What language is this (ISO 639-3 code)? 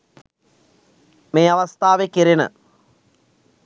sin